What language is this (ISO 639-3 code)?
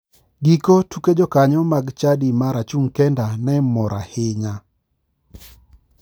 luo